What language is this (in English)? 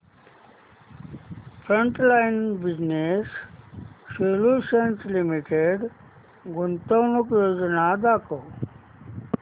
Marathi